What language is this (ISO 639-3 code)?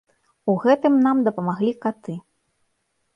bel